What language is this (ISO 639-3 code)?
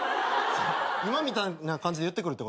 jpn